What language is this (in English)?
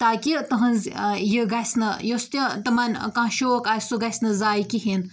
Kashmiri